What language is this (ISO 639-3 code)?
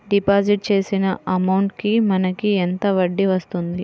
tel